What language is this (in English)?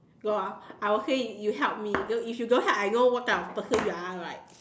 English